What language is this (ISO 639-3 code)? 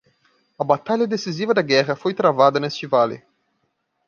por